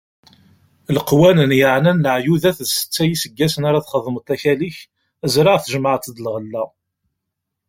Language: Kabyle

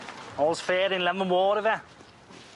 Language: Welsh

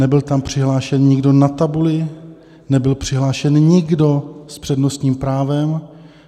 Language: Czech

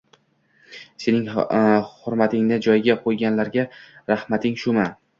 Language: Uzbek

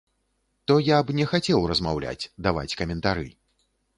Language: Belarusian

